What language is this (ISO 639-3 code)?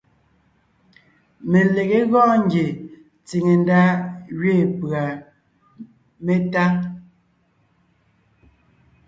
nnh